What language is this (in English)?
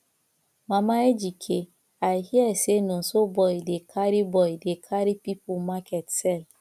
Nigerian Pidgin